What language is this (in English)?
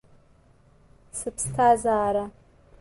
Abkhazian